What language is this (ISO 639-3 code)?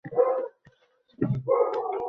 uzb